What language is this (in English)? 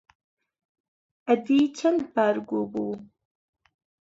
Central Kurdish